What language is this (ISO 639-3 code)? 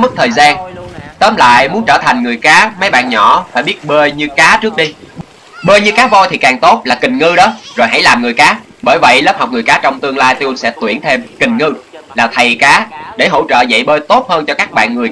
vie